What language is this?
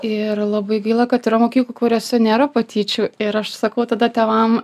Lithuanian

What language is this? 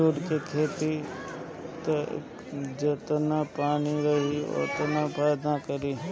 Bhojpuri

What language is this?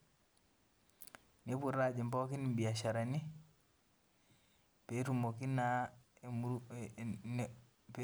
Masai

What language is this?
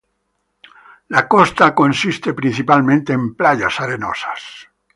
Spanish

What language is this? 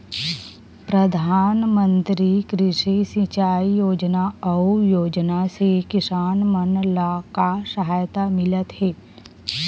Chhattisgarhi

